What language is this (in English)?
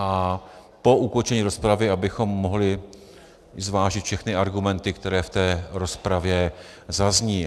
Czech